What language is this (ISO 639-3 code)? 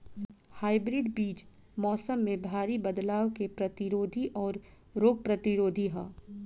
bho